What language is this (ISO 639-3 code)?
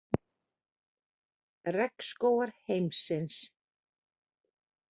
isl